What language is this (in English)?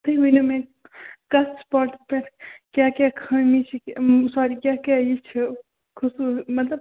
Kashmiri